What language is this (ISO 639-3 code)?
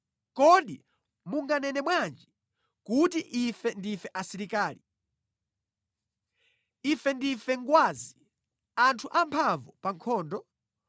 nya